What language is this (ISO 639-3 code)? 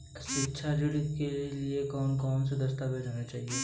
hin